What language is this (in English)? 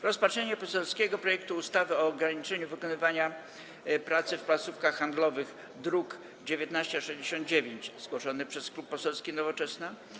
Polish